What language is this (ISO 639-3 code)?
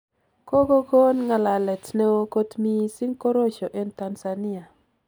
kln